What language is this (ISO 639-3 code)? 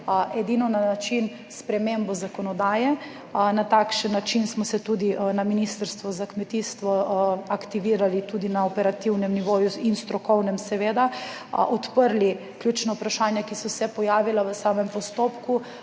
slv